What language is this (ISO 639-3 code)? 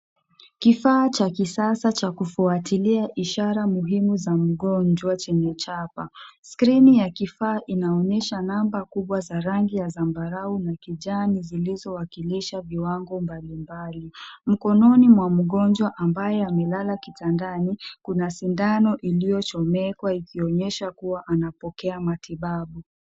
swa